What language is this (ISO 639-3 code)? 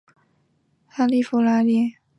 zho